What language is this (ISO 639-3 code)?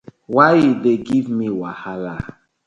pcm